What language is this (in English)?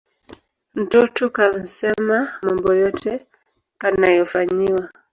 Swahili